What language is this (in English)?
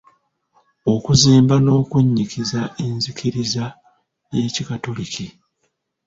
Ganda